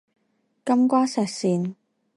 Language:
Chinese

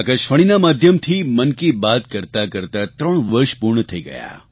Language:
Gujarati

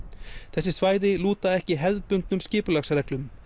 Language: Icelandic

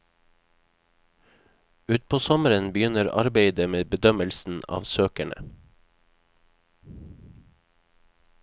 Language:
Norwegian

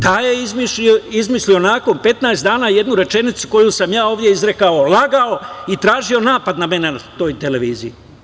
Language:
Serbian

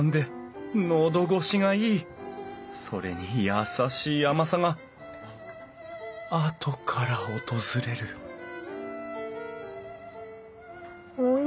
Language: Japanese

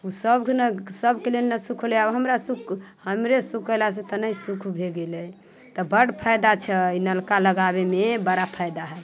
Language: Maithili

